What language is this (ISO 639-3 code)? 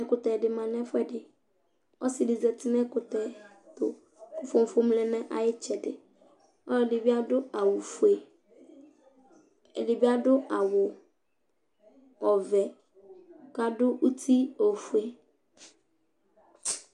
kpo